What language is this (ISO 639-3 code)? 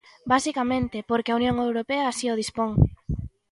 glg